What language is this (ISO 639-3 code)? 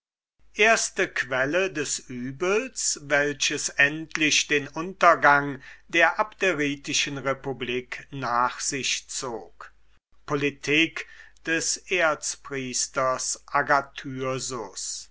deu